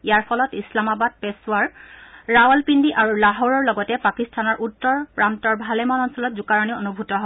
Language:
Assamese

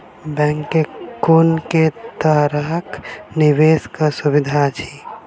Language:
Maithili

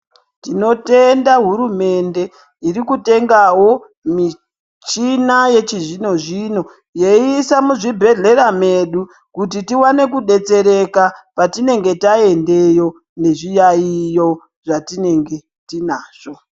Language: Ndau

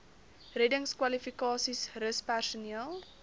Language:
Afrikaans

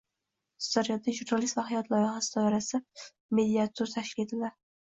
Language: Uzbek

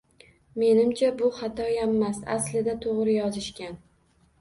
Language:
Uzbek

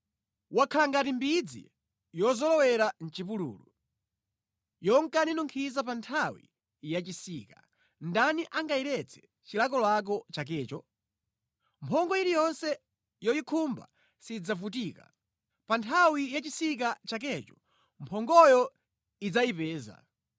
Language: Nyanja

